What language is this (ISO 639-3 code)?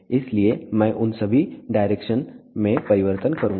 hin